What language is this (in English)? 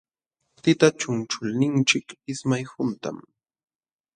Jauja Wanca Quechua